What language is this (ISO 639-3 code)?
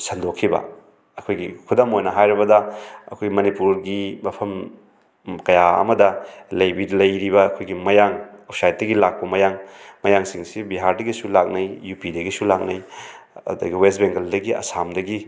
mni